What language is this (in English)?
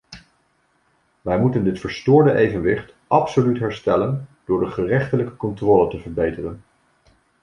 Dutch